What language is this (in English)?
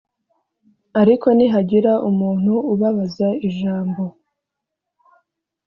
Kinyarwanda